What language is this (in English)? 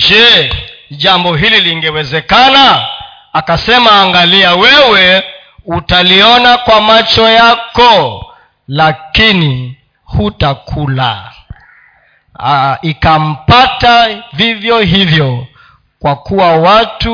Swahili